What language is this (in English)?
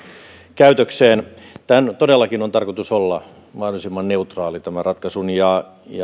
Finnish